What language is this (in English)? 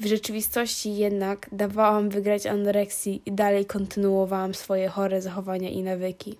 Polish